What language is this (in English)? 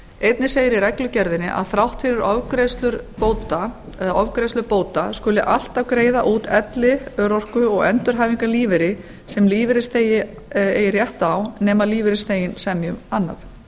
Icelandic